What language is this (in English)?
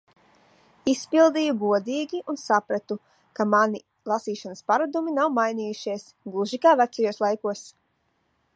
Latvian